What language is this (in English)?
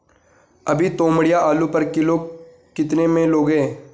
Hindi